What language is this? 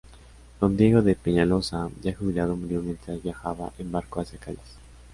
Spanish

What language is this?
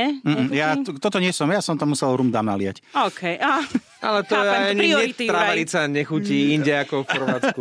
Slovak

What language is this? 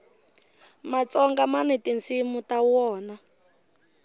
Tsonga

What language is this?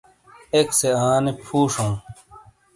Shina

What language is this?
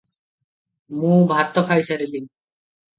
Odia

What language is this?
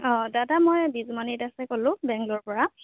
Assamese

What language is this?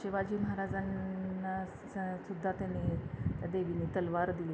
Marathi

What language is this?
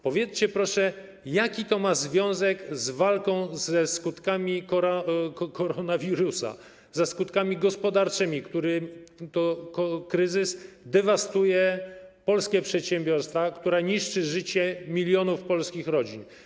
Polish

